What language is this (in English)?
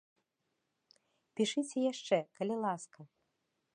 Belarusian